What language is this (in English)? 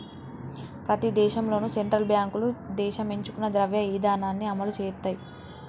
Telugu